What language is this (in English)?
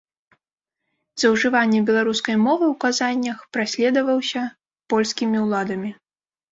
Belarusian